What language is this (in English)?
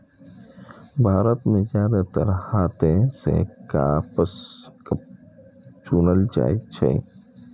Maithili